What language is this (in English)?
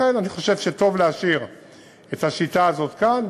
Hebrew